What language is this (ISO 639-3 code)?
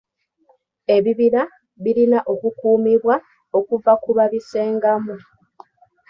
lug